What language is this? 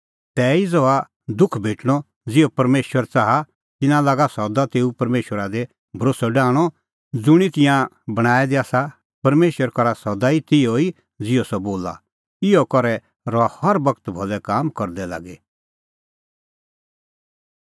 Kullu Pahari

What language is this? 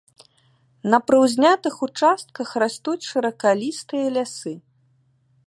Belarusian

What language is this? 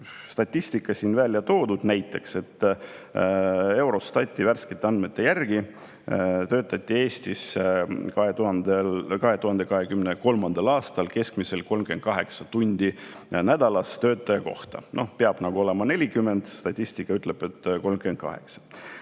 Estonian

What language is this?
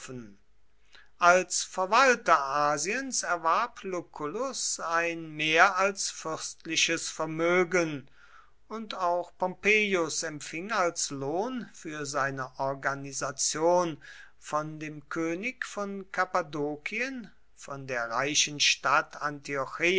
German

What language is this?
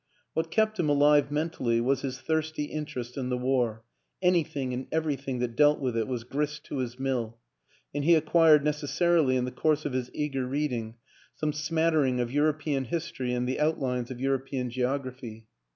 English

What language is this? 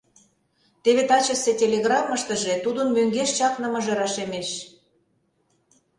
Mari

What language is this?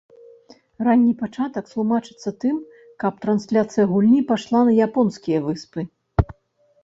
Belarusian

